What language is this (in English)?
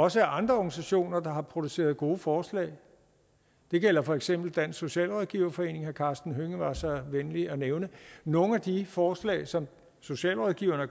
Danish